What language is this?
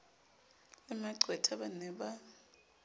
Southern Sotho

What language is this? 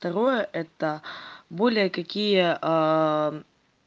Russian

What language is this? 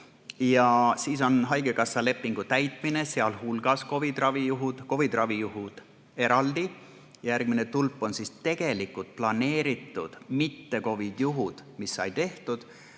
Estonian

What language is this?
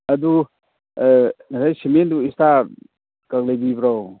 Manipuri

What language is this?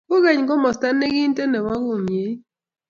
Kalenjin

